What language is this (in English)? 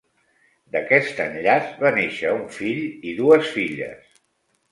Catalan